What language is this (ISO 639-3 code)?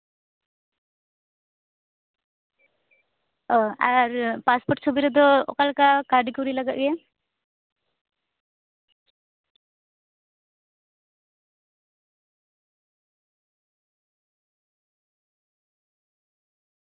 sat